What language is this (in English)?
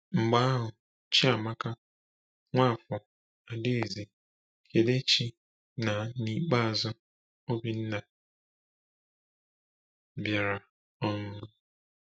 Igbo